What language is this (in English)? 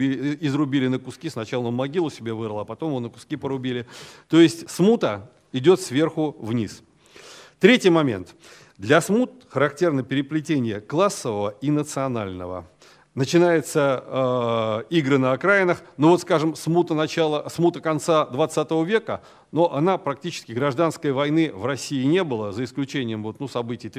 Russian